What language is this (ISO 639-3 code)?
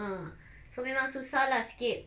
eng